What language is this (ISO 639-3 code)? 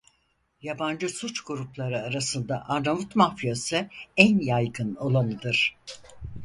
tur